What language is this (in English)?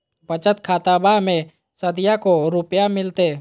Magahi